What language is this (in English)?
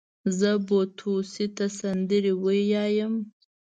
Pashto